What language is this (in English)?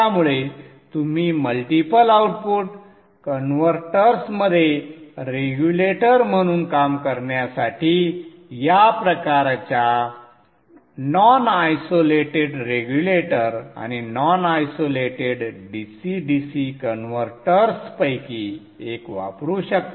Marathi